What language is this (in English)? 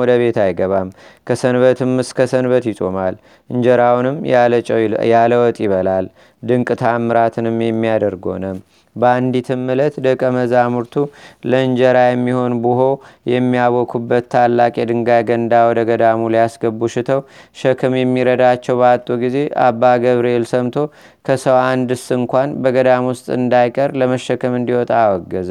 Amharic